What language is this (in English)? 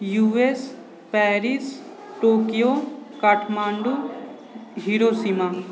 Maithili